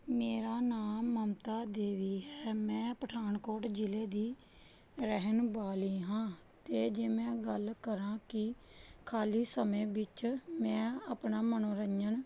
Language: Punjabi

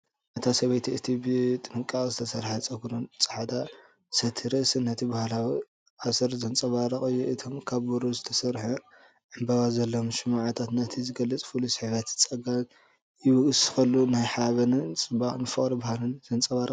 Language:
Tigrinya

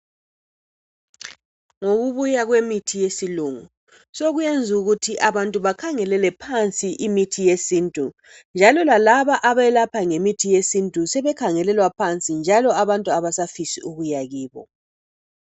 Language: North Ndebele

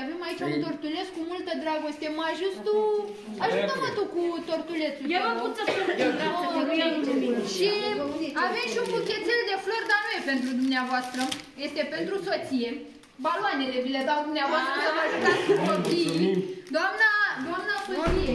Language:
Romanian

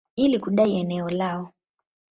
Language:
Swahili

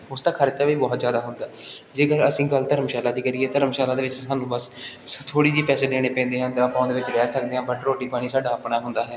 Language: Punjabi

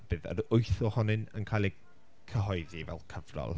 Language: Welsh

